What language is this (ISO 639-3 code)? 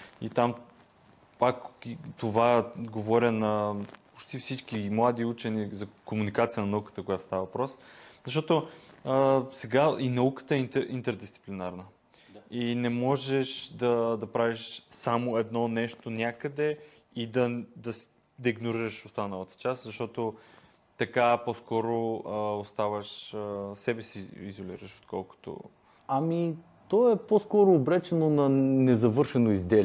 bul